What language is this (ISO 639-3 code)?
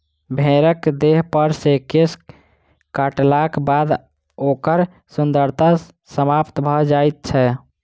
mai